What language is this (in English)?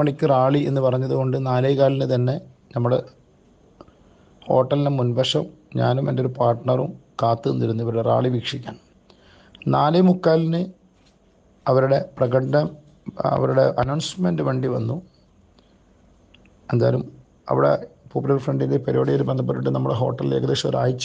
Turkish